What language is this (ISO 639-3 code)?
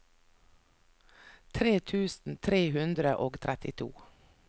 nor